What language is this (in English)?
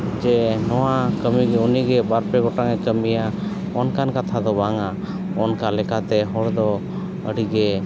Santali